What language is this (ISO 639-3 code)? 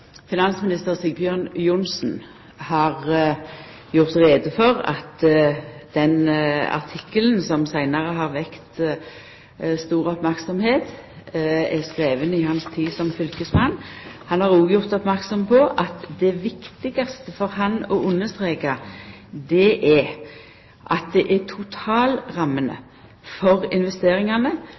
nor